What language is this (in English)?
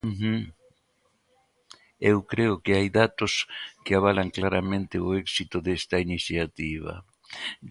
Galician